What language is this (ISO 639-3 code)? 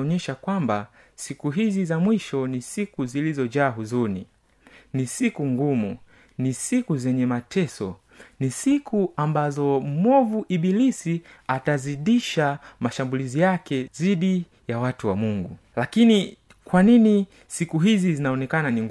swa